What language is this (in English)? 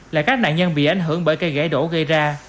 Vietnamese